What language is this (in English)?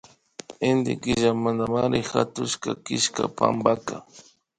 Imbabura Highland Quichua